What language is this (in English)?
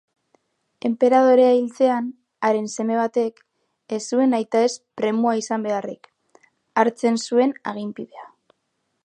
Basque